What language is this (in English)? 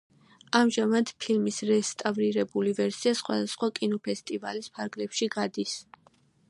Georgian